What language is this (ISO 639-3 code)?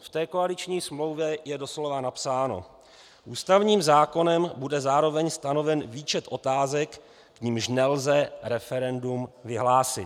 ces